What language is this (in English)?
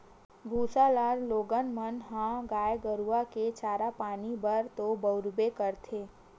Chhattisgarhi